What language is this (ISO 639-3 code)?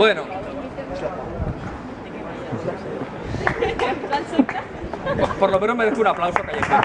spa